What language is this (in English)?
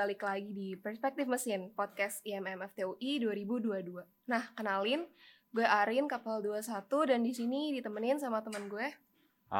Indonesian